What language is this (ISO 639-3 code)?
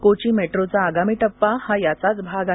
mar